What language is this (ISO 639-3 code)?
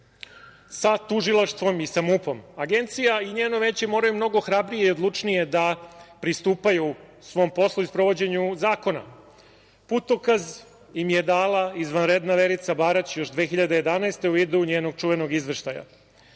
srp